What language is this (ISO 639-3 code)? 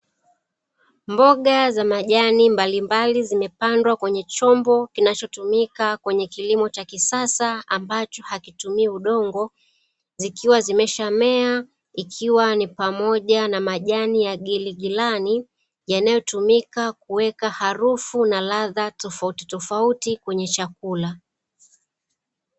swa